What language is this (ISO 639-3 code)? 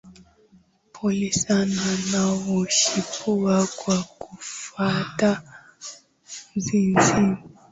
swa